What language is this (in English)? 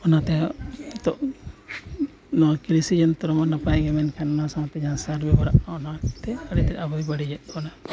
Santali